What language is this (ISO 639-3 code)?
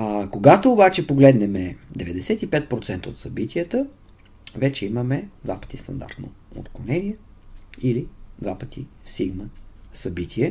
bul